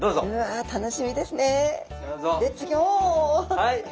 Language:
Japanese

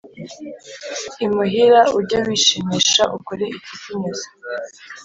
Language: Kinyarwanda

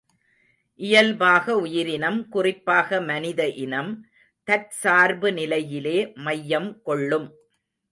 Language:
Tamil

